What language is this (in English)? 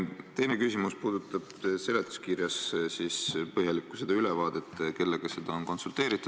Estonian